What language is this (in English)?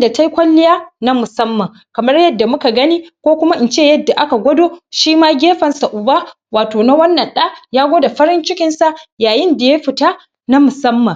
Hausa